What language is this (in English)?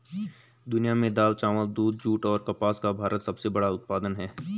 Hindi